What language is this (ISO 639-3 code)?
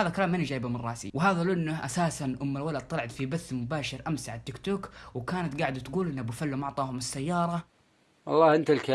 ara